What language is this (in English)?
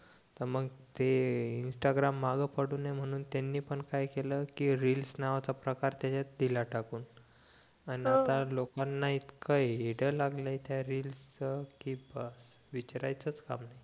Marathi